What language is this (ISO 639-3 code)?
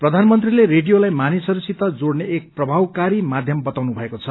nep